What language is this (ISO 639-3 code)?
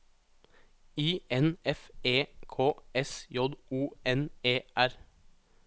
nor